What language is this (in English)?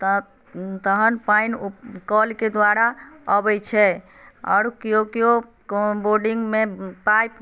Maithili